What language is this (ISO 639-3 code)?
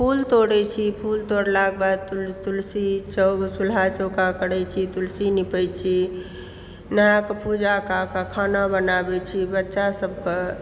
mai